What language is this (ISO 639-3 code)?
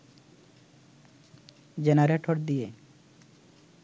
ben